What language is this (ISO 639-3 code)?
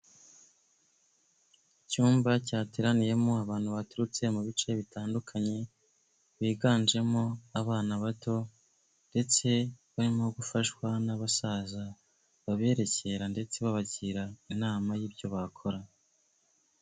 kin